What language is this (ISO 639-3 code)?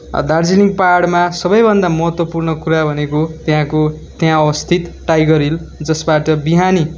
nep